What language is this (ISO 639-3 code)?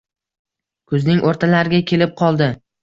uzb